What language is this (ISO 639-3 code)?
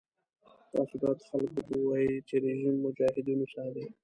pus